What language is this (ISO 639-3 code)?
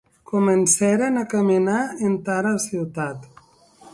oci